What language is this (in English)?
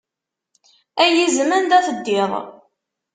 Kabyle